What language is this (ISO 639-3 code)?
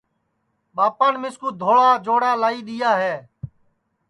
ssi